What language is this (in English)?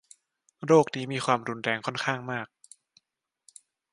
Thai